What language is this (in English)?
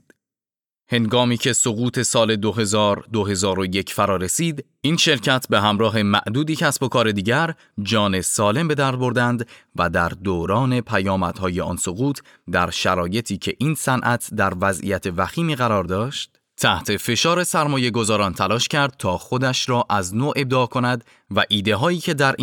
Persian